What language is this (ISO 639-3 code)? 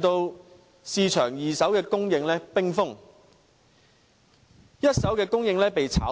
yue